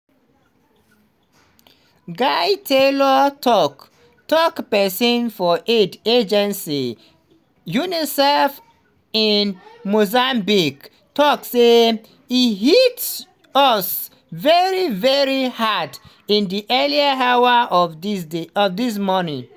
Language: Nigerian Pidgin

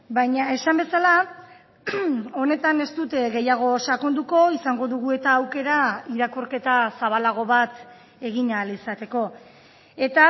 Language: Basque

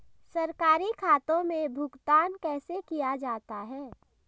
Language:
Hindi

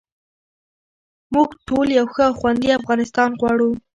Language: Pashto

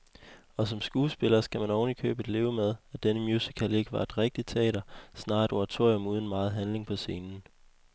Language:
Danish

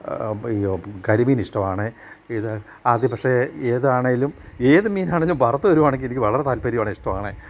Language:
Malayalam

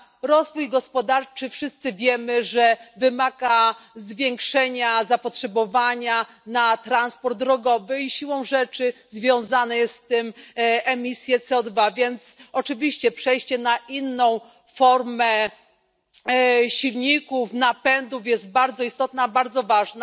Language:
Polish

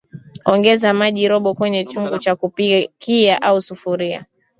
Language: Swahili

